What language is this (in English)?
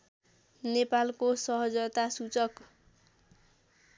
Nepali